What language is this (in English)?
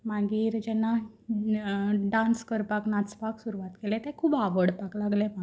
Konkani